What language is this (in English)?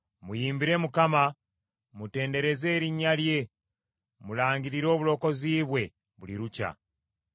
Ganda